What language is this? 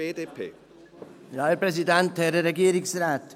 Swiss German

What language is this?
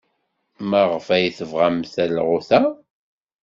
Kabyle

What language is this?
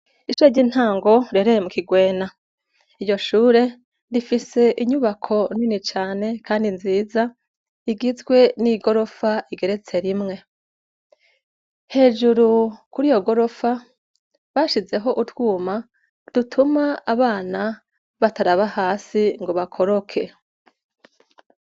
Rundi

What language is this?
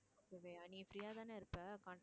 Tamil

